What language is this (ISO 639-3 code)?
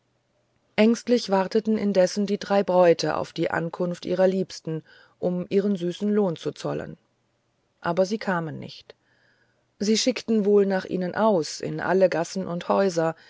deu